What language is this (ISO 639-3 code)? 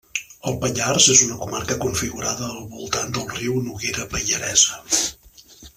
cat